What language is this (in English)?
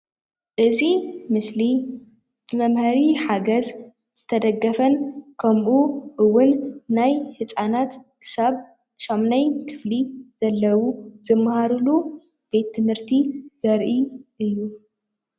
Tigrinya